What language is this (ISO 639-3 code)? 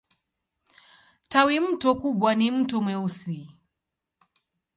swa